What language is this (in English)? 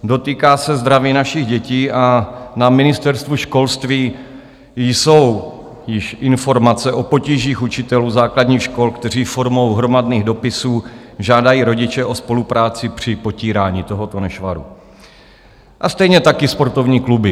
Czech